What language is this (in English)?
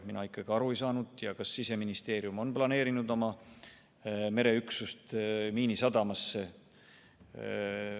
Estonian